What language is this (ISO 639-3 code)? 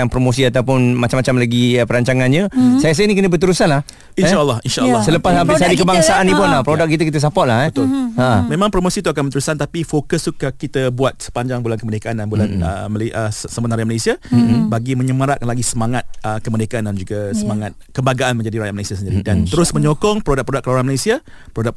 msa